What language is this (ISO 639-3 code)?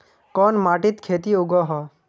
mag